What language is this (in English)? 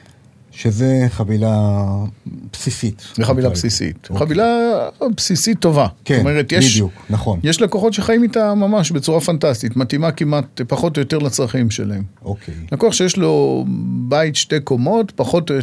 Hebrew